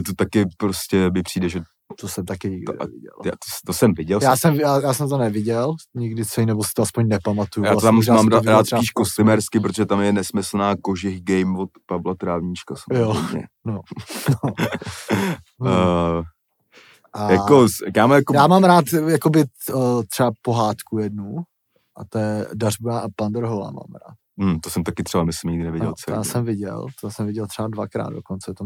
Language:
Czech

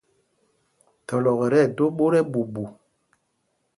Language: Mpumpong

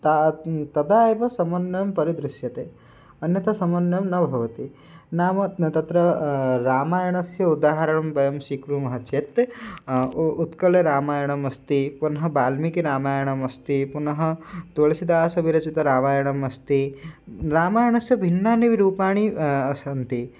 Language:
Sanskrit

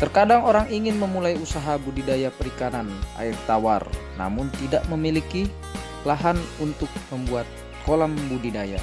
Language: Indonesian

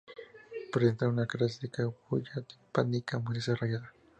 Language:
Spanish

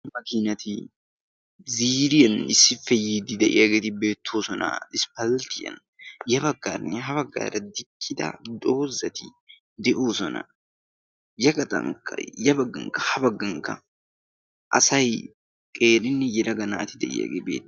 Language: Wolaytta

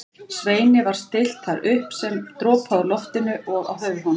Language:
Icelandic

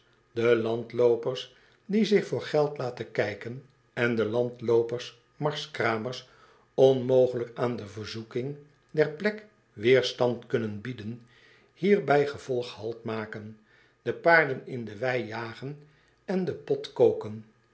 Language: Dutch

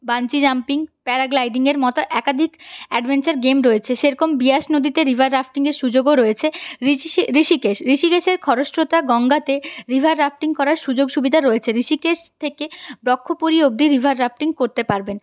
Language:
Bangla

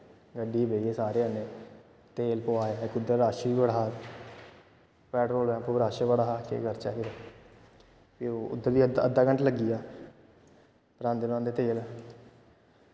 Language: Dogri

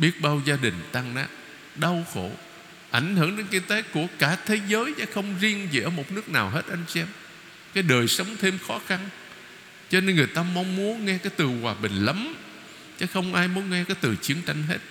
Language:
Vietnamese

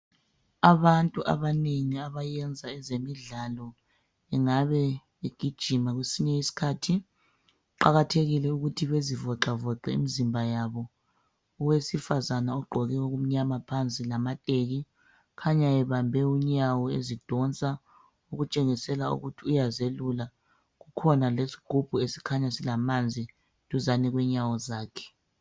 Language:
North Ndebele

